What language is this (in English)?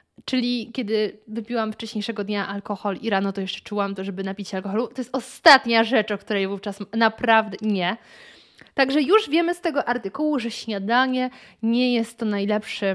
Polish